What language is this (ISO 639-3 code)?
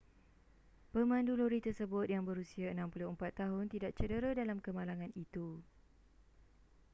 msa